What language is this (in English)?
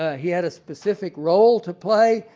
English